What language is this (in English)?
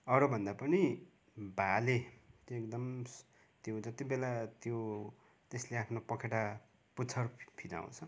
Nepali